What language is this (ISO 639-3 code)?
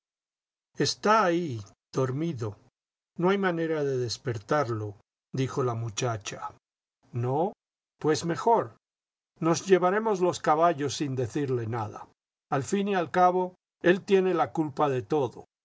spa